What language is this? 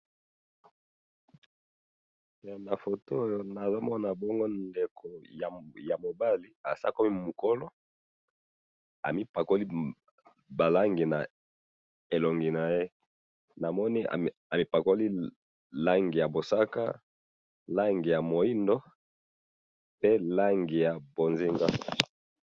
Lingala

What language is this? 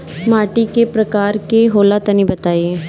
Bhojpuri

